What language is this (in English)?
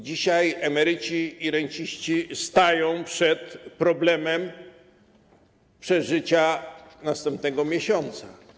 Polish